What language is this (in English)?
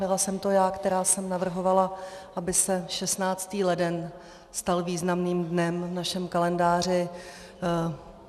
Czech